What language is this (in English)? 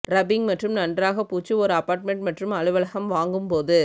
Tamil